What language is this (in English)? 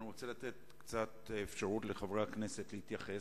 Hebrew